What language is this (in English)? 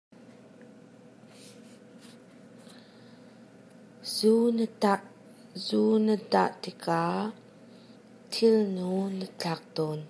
Hakha Chin